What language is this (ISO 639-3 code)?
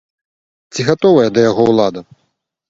bel